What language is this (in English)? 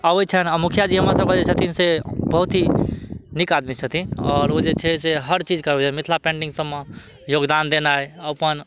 Maithili